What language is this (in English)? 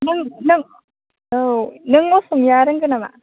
Bodo